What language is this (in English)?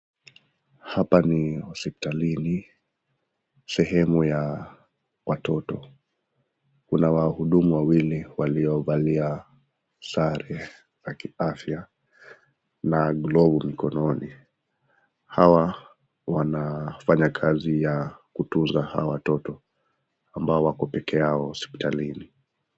Swahili